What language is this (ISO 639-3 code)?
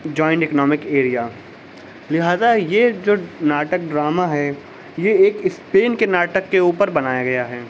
urd